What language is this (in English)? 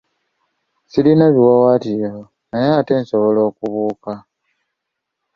Ganda